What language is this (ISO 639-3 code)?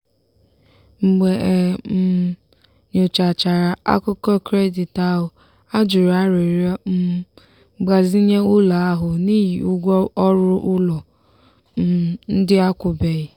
ibo